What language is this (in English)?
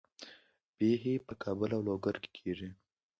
Pashto